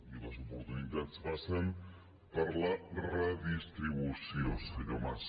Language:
Catalan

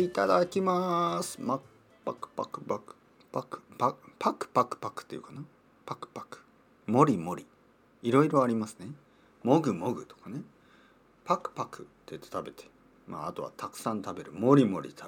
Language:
Japanese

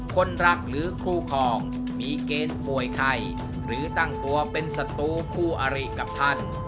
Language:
Thai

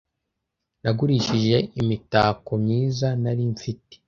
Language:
Kinyarwanda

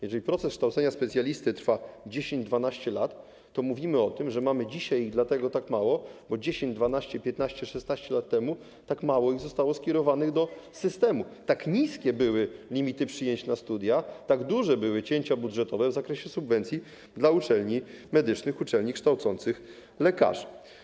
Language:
Polish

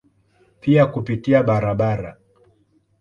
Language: Swahili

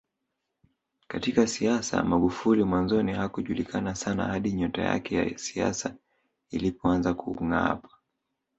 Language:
Swahili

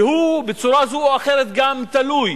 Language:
Hebrew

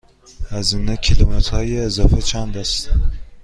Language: Persian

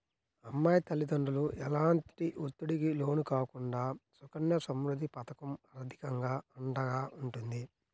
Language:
Telugu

